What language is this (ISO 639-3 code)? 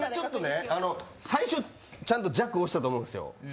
jpn